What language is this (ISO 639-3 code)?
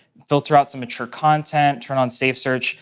eng